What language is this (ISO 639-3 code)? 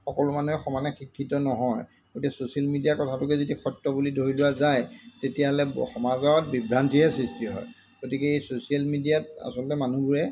asm